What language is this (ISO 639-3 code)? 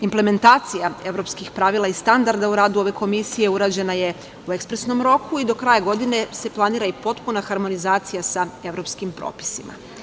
srp